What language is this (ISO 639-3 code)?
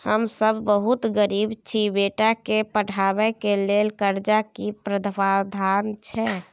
mai